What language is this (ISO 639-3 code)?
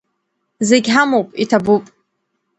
abk